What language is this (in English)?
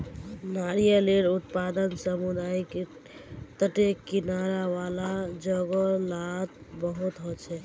Magahi